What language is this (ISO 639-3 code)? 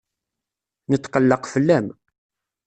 kab